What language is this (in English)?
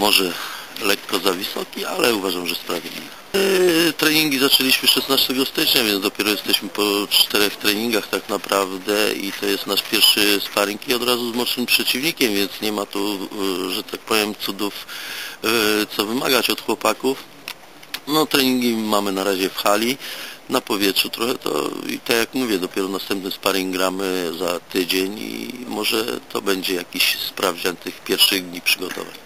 Polish